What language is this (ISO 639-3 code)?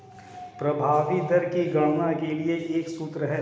hin